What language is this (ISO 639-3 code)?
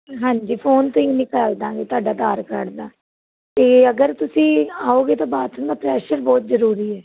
pan